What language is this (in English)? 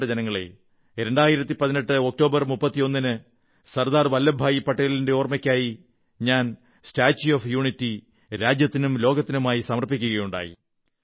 Malayalam